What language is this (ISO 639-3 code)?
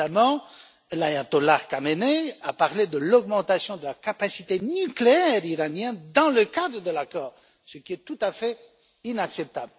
fra